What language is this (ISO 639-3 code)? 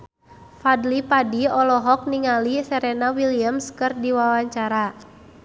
sun